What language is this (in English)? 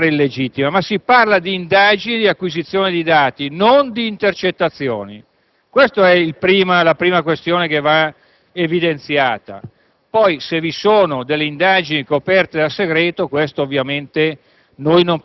Italian